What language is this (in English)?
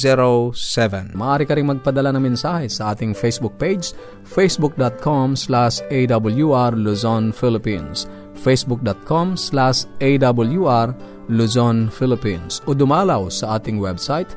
Filipino